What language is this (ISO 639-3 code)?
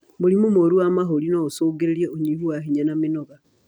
kik